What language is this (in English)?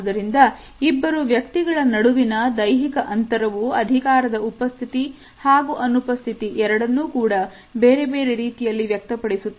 Kannada